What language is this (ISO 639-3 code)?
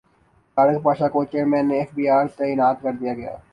urd